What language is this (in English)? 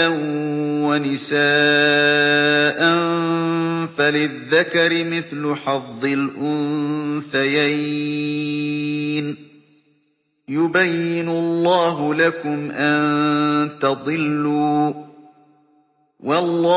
Arabic